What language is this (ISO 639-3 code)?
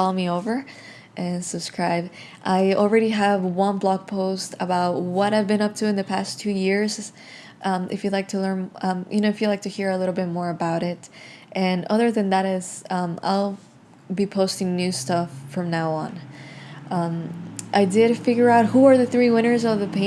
eng